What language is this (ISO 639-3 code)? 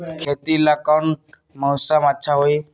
mag